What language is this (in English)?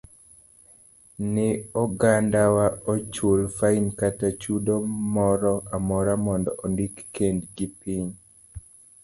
Luo (Kenya and Tanzania)